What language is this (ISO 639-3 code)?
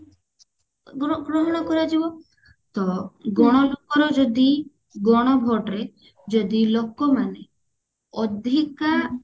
ori